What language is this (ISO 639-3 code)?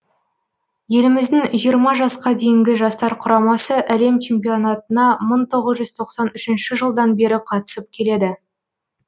kaz